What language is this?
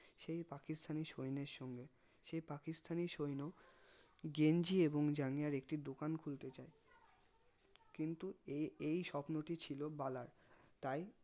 Bangla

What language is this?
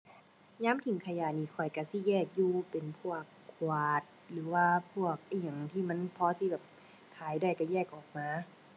Thai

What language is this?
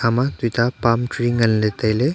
Wancho Naga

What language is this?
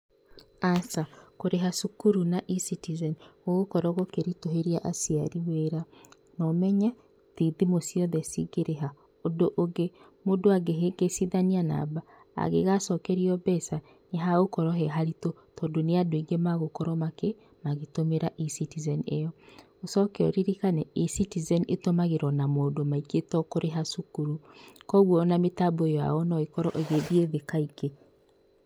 Kikuyu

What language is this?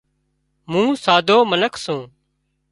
Wadiyara Koli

